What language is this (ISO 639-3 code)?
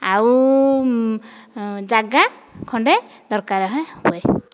ori